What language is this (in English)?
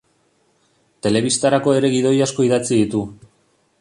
Basque